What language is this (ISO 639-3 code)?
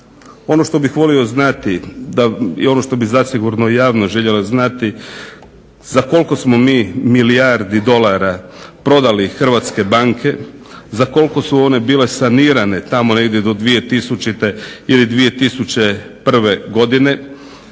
hrv